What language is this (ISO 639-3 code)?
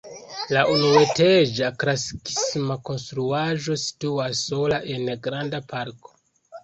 epo